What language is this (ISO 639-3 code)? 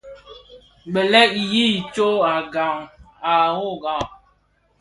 ksf